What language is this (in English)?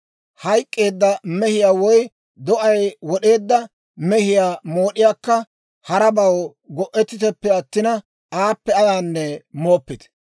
Dawro